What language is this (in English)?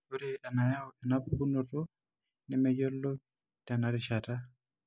Masai